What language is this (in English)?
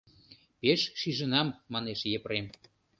Mari